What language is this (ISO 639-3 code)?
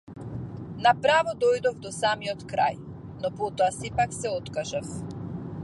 mkd